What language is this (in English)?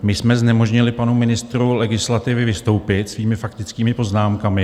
Czech